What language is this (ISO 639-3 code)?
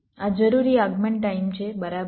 guj